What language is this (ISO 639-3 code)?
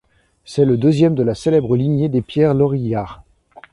fra